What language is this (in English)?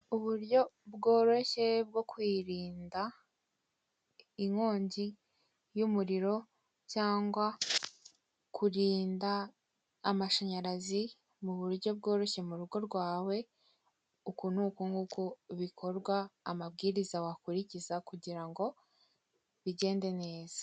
Kinyarwanda